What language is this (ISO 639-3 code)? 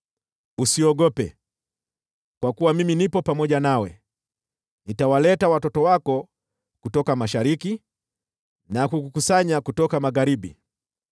swa